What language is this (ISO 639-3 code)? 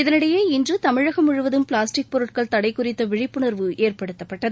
tam